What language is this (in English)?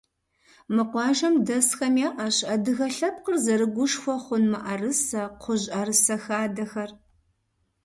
Kabardian